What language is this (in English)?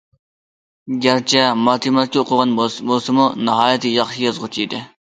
Uyghur